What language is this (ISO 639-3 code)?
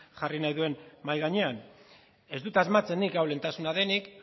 eus